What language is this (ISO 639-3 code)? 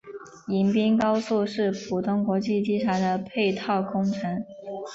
zho